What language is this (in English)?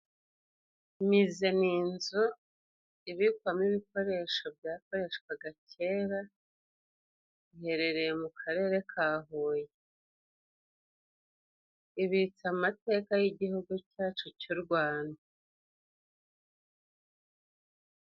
Kinyarwanda